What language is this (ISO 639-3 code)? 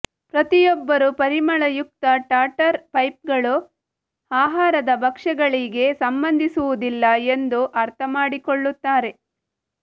kan